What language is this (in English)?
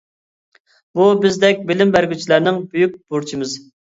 Uyghur